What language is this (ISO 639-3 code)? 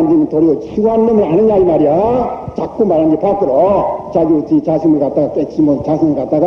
kor